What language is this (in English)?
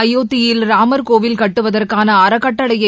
Tamil